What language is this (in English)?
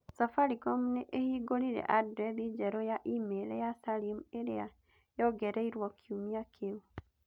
Kikuyu